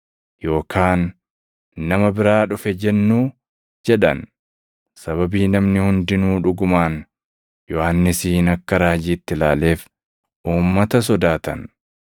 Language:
Oromo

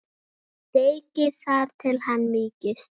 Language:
Icelandic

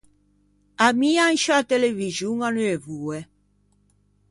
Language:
Ligurian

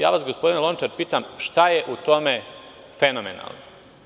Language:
Serbian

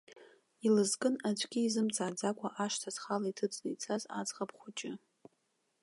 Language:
Abkhazian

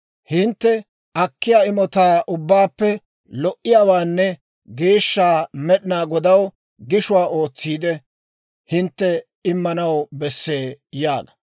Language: Dawro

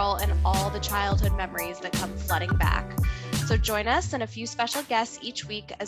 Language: English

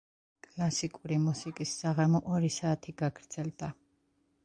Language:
Georgian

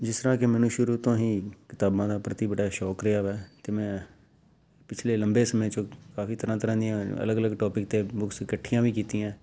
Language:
Punjabi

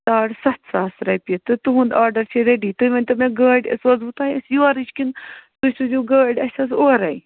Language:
Kashmiri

